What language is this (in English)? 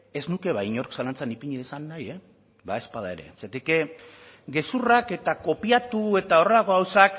Basque